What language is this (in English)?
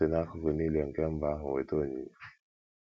Igbo